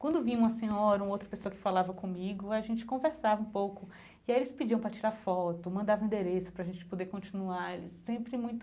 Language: Portuguese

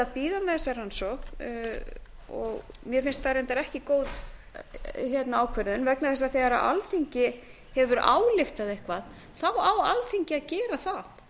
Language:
Icelandic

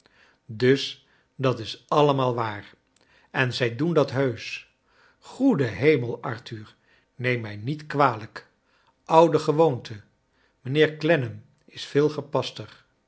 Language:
Dutch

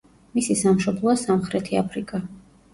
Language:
Georgian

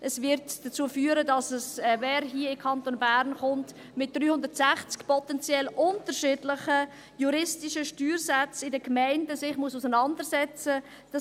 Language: Swiss German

